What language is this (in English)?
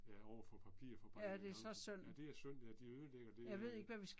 Danish